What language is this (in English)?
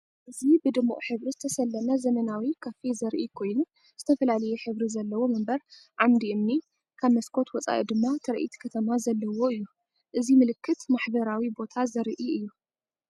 Tigrinya